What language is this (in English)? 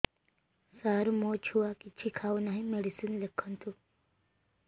Odia